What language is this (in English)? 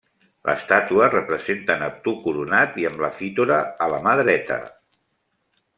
Catalan